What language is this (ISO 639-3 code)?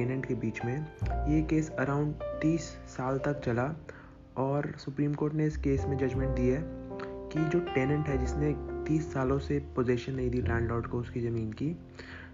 hin